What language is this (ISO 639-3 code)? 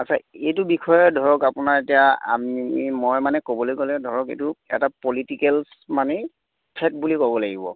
asm